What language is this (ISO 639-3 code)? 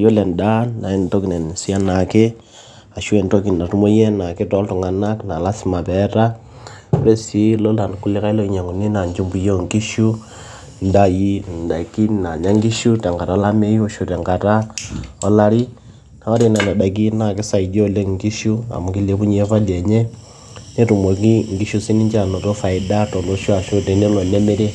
mas